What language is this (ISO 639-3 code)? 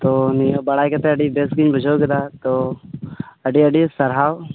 sat